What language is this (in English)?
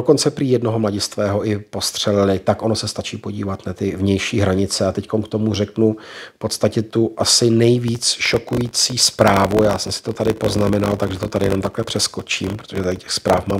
Czech